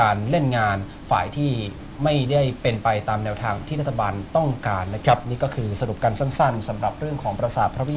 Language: Thai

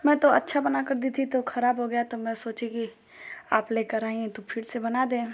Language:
Hindi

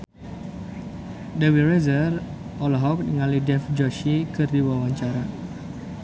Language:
Sundanese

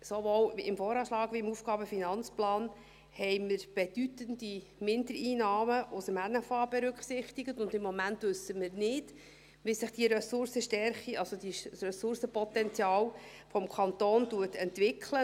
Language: Swiss German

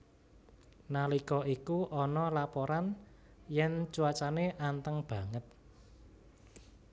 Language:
Javanese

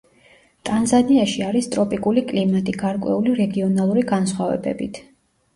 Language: Georgian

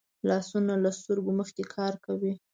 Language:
Pashto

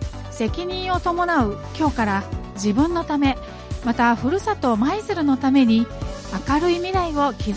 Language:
Japanese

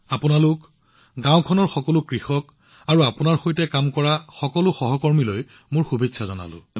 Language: Assamese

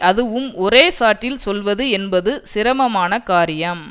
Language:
Tamil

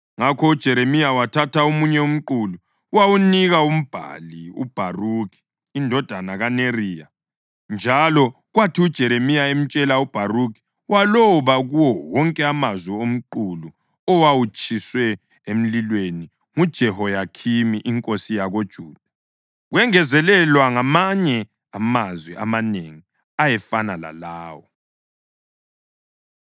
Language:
North Ndebele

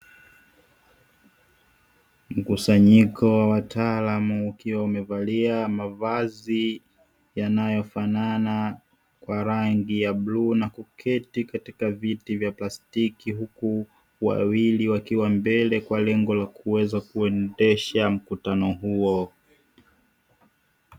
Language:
Swahili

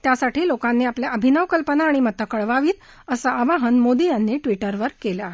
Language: Marathi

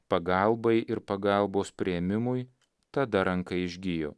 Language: Lithuanian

